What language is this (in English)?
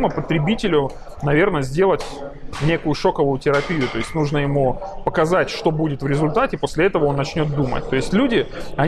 Russian